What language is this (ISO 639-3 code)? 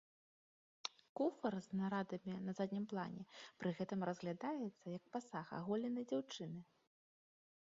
bel